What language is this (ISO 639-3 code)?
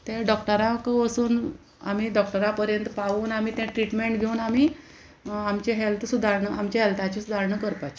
kok